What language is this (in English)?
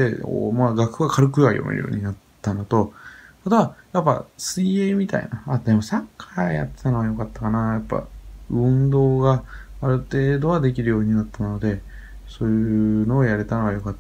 Japanese